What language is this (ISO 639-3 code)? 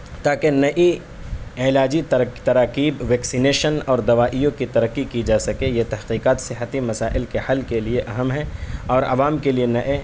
urd